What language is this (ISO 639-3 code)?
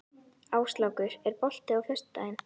isl